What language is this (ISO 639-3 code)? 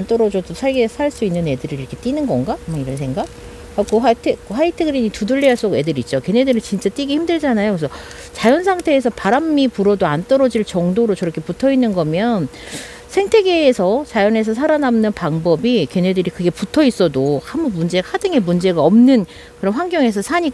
kor